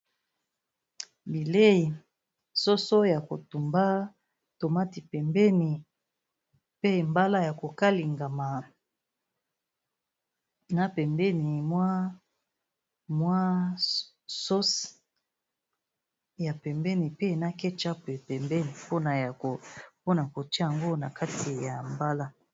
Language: Lingala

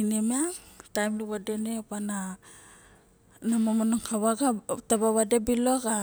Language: Barok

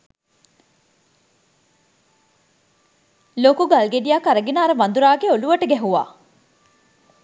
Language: Sinhala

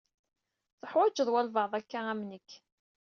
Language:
Kabyle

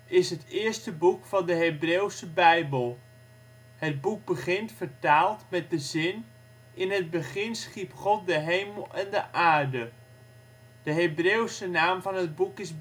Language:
Dutch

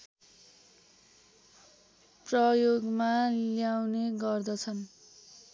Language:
Nepali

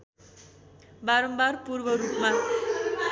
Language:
Nepali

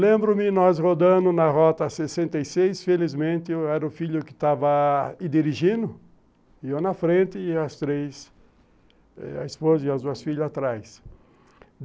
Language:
Portuguese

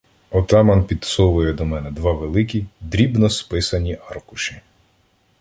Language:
Ukrainian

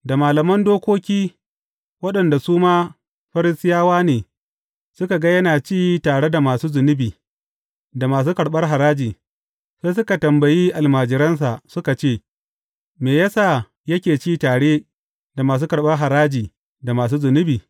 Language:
Hausa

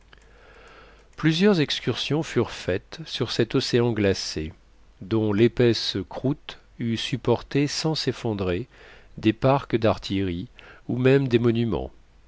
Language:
French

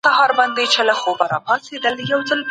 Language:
Pashto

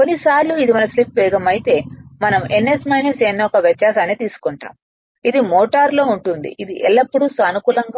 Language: Telugu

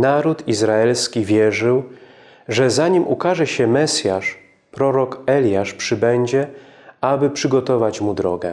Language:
Polish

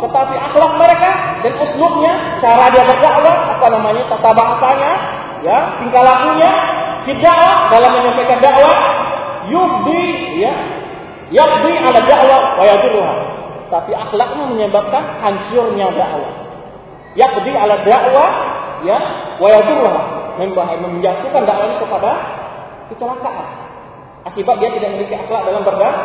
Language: Malay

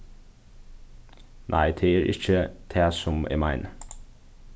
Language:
Faroese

